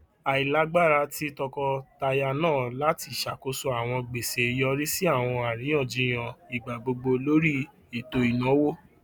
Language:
Yoruba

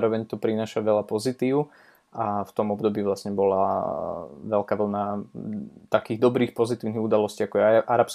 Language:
Slovak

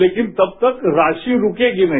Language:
Hindi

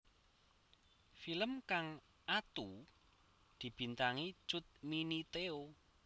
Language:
Javanese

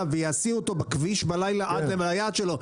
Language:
Hebrew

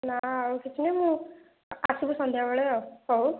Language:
Odia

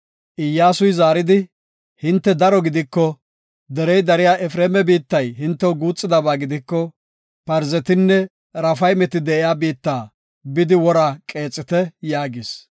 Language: Gofa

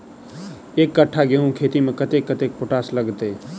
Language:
Maithili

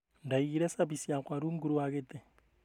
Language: Kikuyu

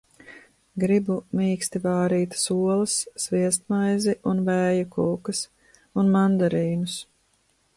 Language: Latvian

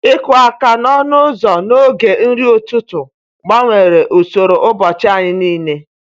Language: Igbo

